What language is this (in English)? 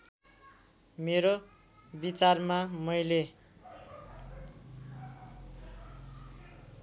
Nepali